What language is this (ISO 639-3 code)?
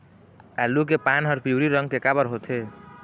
hne